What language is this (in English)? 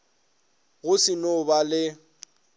Northern Sotho